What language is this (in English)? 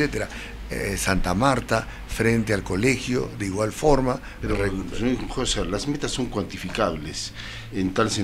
Spanish